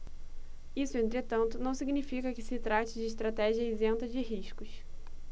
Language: Portuguese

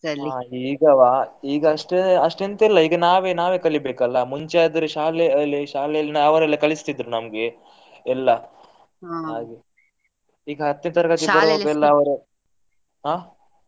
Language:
Kannada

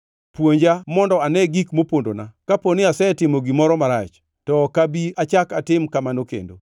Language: Luo (Kenya and Tanzania)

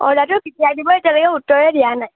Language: Assamese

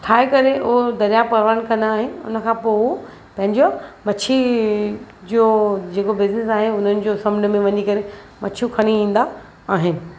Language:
Sindhi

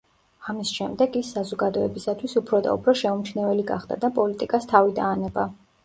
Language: Georgian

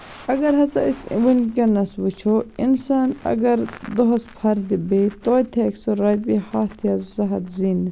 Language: Kashmiri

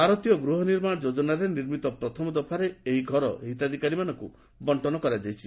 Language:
Odia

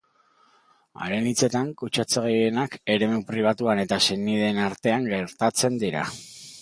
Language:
Basque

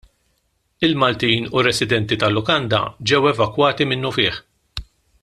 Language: Maltese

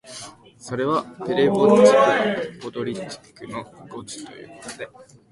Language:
Japanese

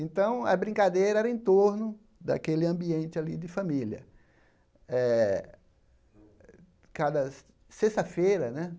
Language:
Portuguese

